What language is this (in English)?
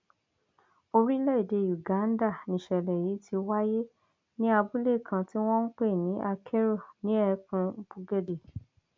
Yoruba